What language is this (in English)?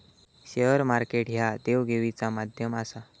Marathi